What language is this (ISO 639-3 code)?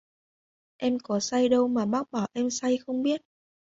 vie